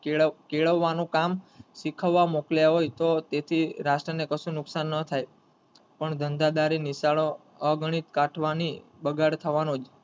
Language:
Gujarati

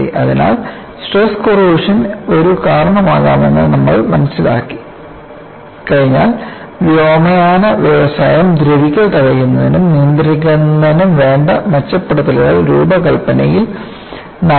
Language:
Malayalam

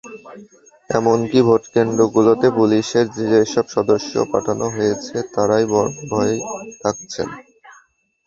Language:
Bangla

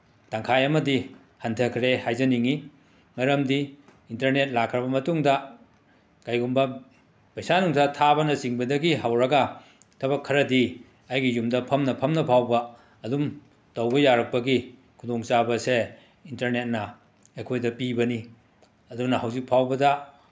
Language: Manipuri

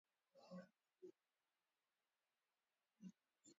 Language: Basque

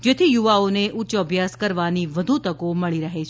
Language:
Gujarati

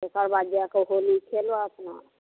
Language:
Maithili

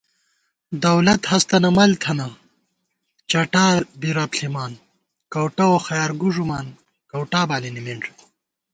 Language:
Gawar-Bati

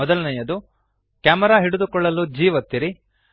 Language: Kannada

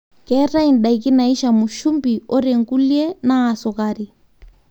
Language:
Masai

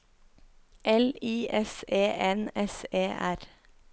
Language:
Norwegian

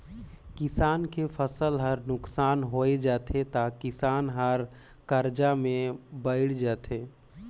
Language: Chhattisgarhi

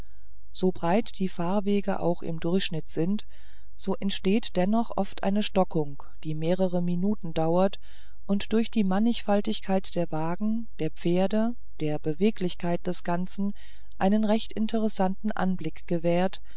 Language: German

